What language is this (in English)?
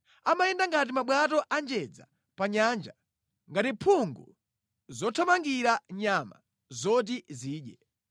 Nyanja